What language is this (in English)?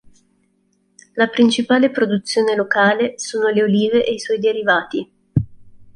Italian